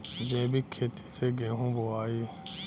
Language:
Bhojpuri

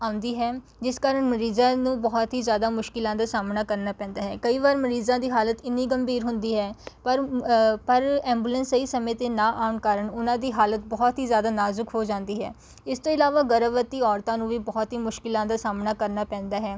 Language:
Punjabi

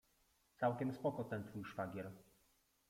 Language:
Polish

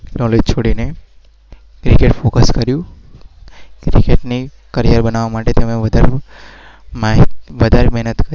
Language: Gujarati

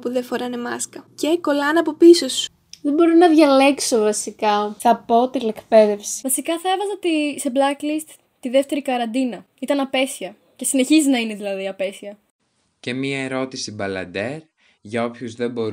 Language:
Greek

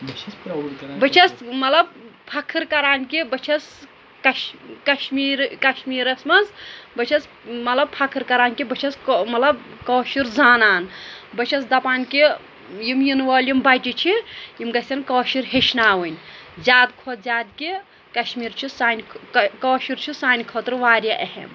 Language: Kashmiri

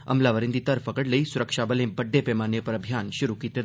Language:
Dogri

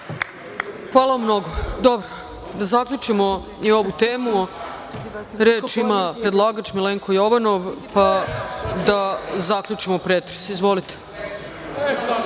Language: Serbian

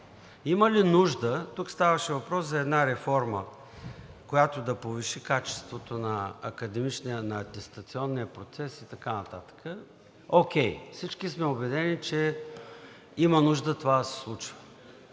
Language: Bulgarian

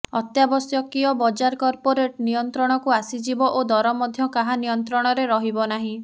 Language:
Odia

